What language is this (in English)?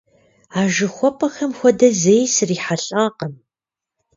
Kabardian